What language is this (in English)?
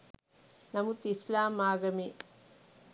Sinhala